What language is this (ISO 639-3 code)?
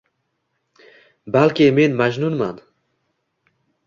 uzb